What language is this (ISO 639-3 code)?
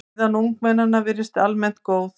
isl